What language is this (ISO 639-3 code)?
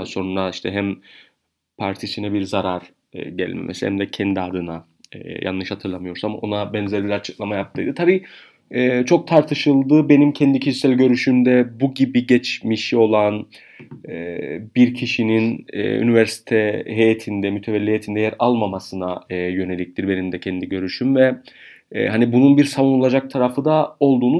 tur